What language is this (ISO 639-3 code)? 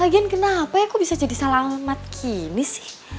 ind